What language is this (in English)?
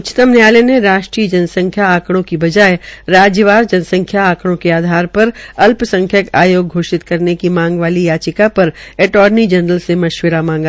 Hindi